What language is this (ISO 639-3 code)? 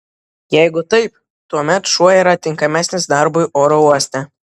lit